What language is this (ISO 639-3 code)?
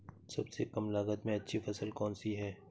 hin